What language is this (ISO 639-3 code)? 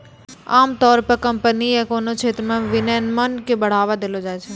mai